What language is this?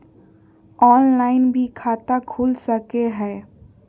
Magahi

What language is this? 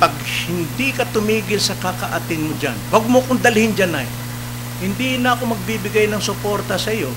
Filipino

